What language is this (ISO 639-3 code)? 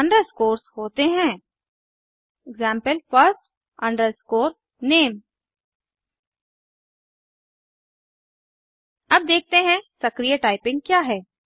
hin